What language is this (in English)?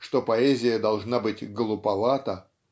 Russian